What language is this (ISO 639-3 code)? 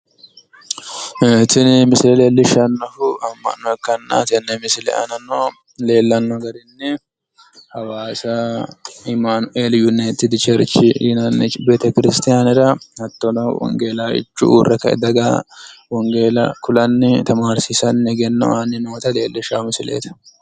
sid